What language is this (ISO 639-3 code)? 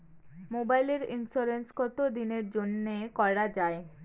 ben